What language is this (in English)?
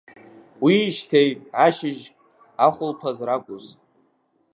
Abkhazian